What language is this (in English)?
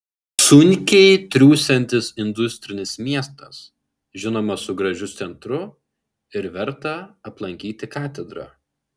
Lithuanian